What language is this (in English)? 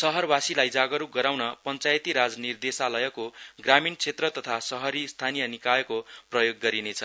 Nepali